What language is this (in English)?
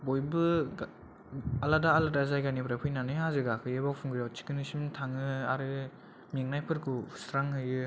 Bodo